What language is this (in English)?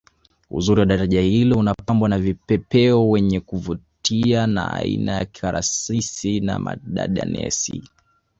Swahili